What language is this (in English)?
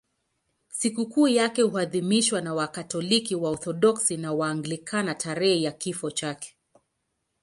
Swahili